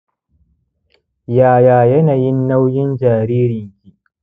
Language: Hausa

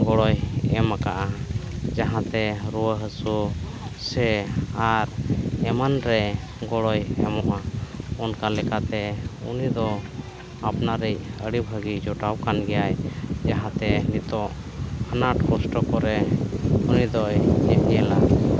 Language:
Santali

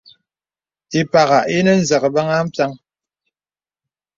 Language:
Bebele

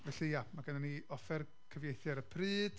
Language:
Welsh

